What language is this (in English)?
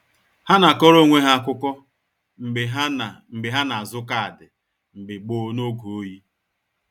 Igbo